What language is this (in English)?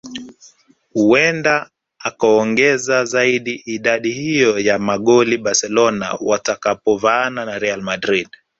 Swahili